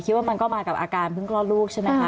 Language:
Thai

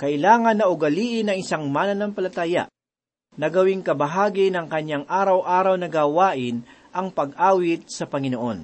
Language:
Filipino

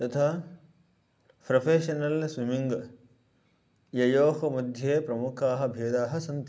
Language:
Sanskrit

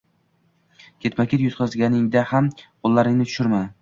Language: Uzbek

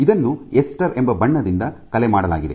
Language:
Kannada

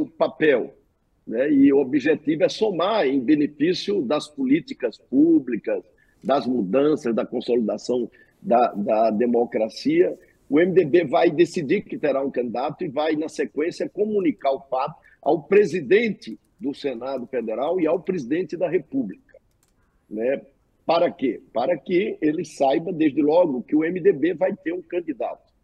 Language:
Portuguese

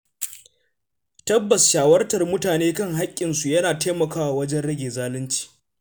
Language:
Hausa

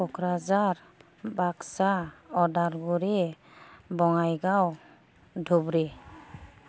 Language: Bodo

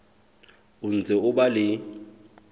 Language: Southern Sotho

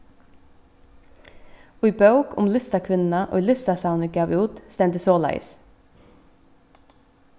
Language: Faroese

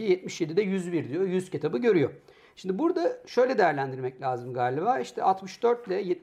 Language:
Turkish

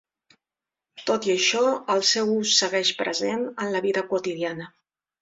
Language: Catalan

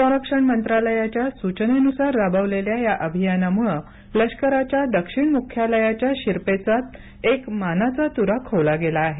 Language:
Marathi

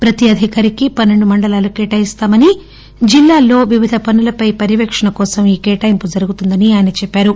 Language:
Telugu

